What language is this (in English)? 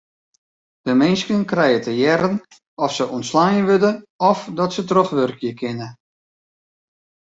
Western Frisian